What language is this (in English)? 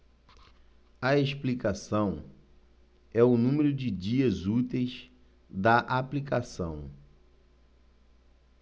Portuguese